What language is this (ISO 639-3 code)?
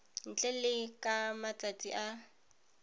tsn